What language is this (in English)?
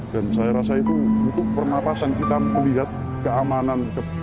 Indonesian